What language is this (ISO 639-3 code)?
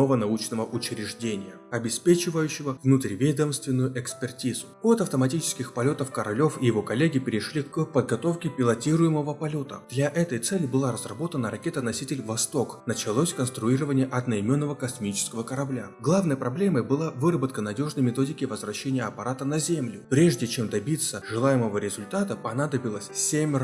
rus